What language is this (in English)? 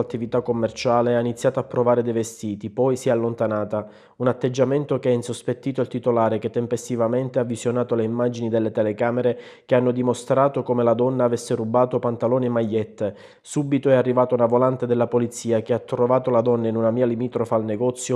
Italian